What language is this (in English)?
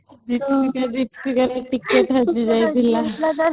Odia